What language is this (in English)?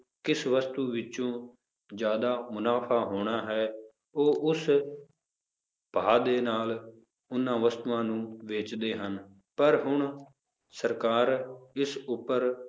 Punjabi